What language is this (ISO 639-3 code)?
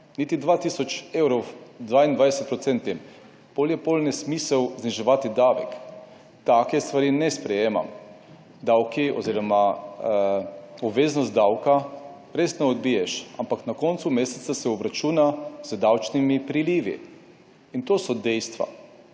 slv